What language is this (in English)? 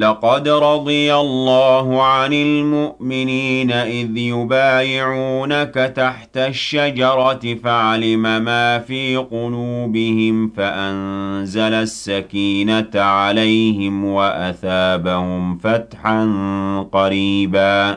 Arabic